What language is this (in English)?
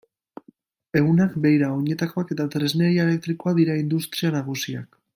Basque